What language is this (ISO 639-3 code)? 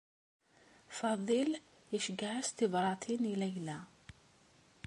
kab